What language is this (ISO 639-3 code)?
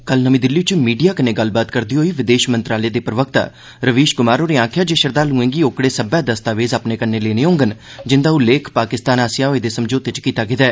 doi